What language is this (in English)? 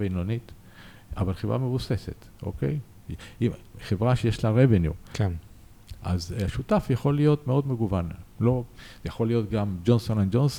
Hebrew